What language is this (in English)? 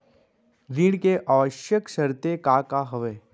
Chhattisgarhi